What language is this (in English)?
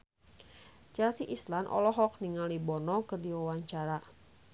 Sundanese